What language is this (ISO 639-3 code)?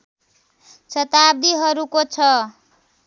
nep